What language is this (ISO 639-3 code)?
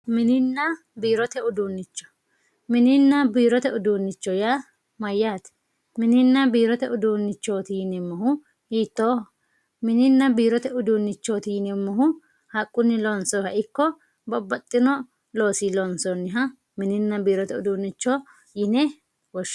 sid